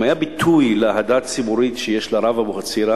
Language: Hebrew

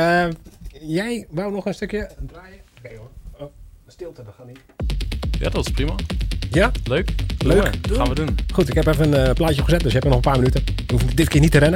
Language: Dutch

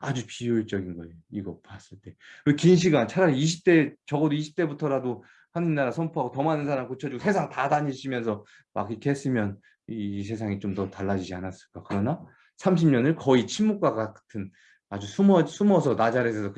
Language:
Korean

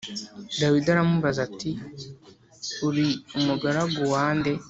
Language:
Kinyarwanda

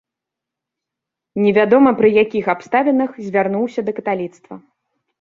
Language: Belarusian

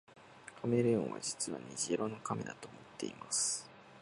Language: Japanese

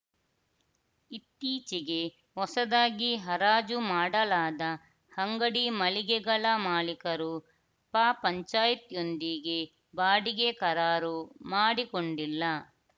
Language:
Kannada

